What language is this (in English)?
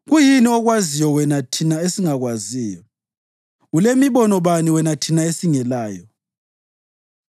North Ndebele